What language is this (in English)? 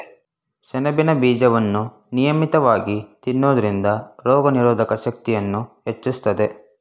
Kannada